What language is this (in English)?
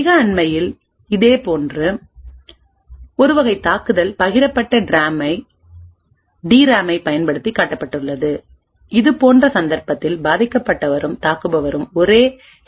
Tamil